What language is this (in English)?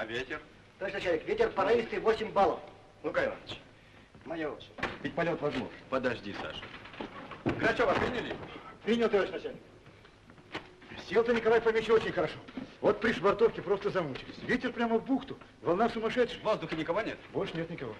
Russian